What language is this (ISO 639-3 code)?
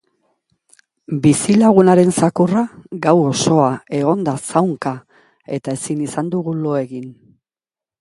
eus